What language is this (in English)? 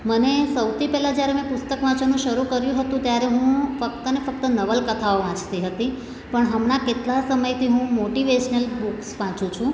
Gujarati